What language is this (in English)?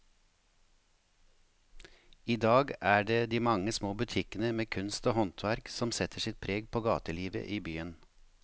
Norwegian